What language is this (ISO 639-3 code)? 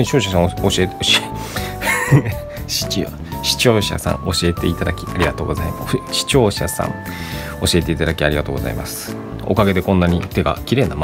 jpn